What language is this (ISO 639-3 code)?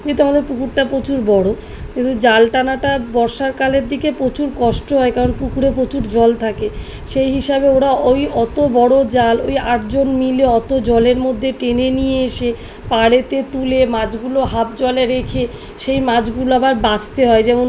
ben